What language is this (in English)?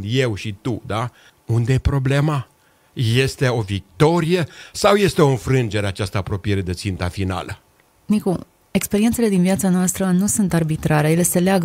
Romanian